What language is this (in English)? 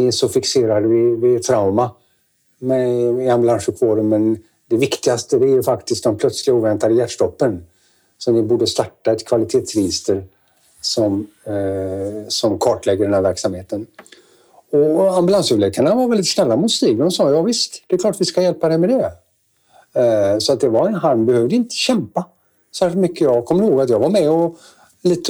Swedish